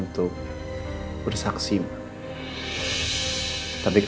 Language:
Indonesian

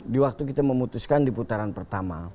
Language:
Indonesian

